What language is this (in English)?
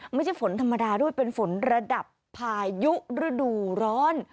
Thai